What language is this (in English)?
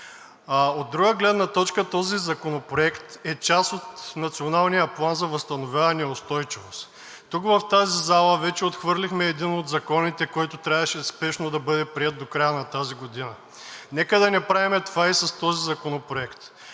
Bulgarian